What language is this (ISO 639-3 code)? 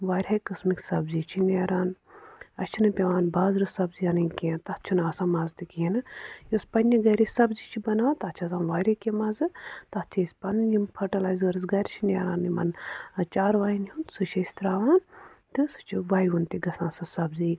kas